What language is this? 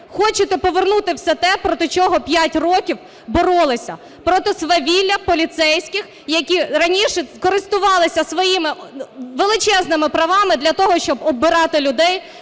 Ukrainian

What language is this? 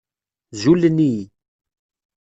Kabyle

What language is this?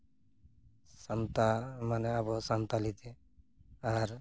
Santali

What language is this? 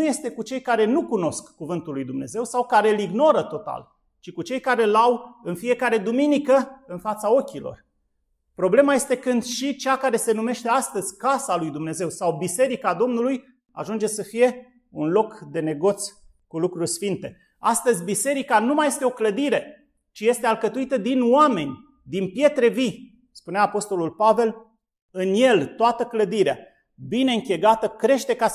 Romanian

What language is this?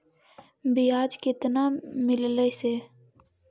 Magahi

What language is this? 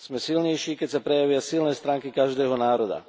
Slovak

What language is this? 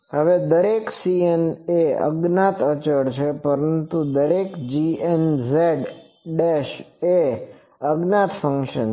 Gujarati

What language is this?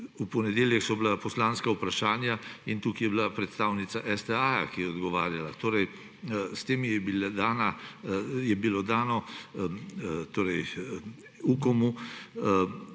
Slovenian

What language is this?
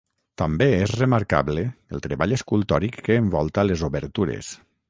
Catalan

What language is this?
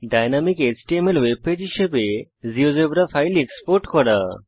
Bangla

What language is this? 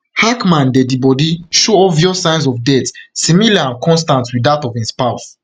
Nigerian Pidgin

